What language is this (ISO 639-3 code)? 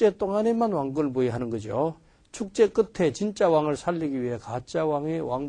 kor